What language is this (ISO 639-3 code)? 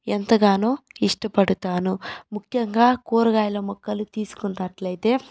tel